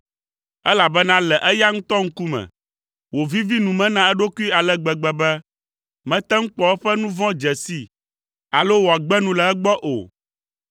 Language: Ewe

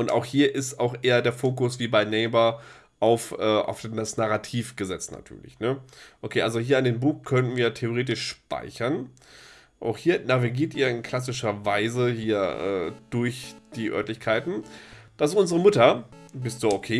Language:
German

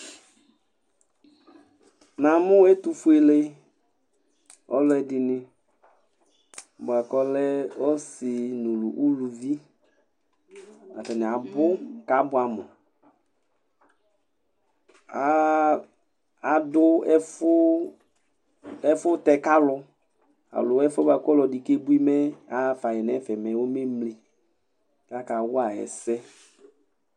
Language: Ikposo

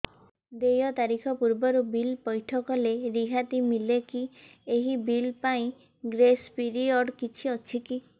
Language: Odia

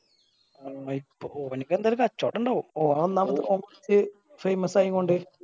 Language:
Malayalam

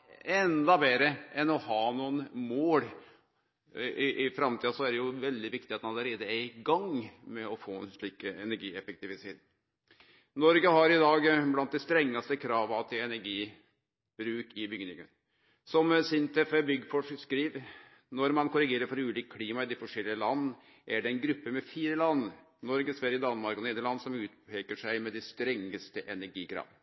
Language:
Norwegian Nynorsk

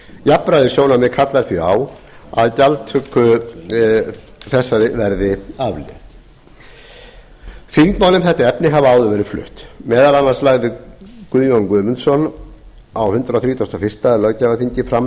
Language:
Icelandic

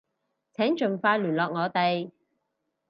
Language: Cantonese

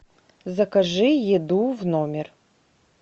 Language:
Russian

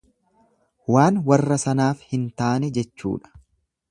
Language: Oromo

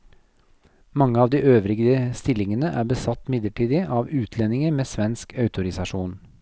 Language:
Norwegian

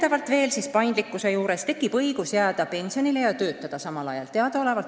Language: Estonian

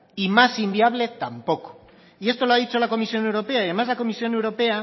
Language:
Spanish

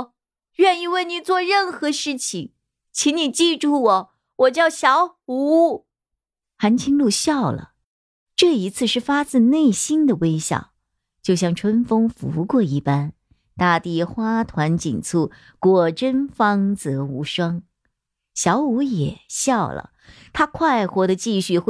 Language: Chinese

